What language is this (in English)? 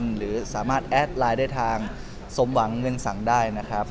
Thai